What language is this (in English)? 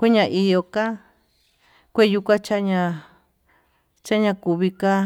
Tututepec Mixtec